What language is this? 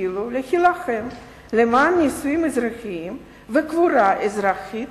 Hebrew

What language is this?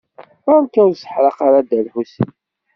Kabyle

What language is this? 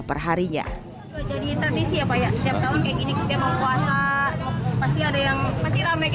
Indonesian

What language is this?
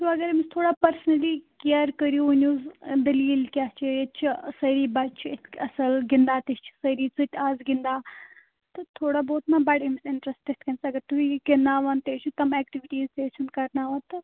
Kashmiri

